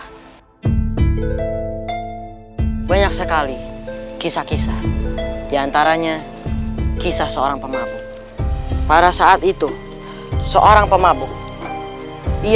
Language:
Indonesian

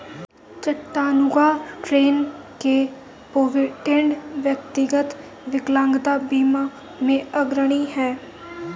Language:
Hindi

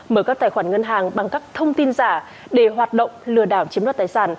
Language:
Vietnamese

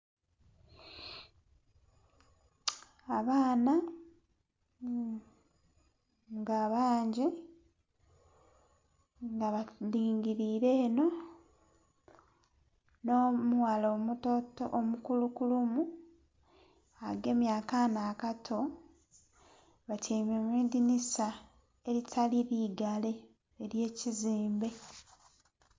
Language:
Soga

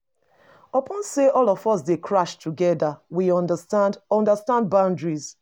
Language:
Nigerian Pidgin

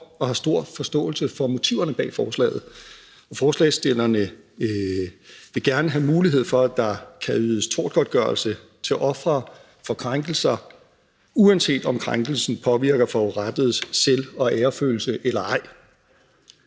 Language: Danish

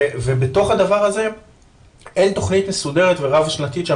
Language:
Hebrew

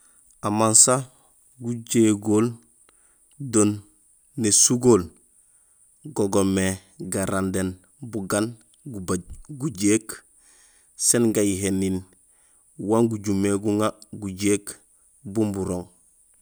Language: Gusilay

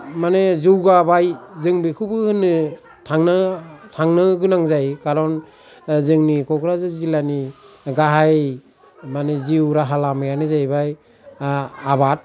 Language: Bodo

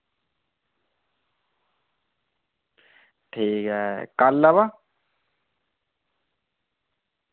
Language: Dogri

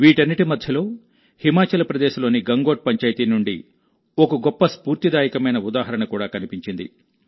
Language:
Telugu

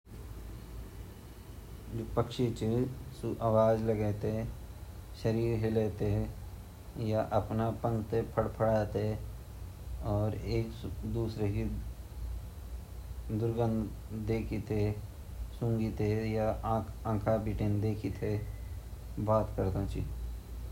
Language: Garhwali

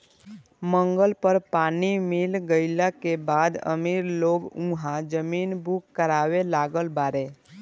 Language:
Bhojpuri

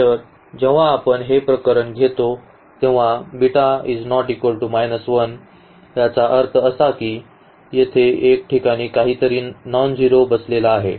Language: Marathi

